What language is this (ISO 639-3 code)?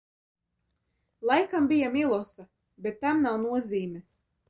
lav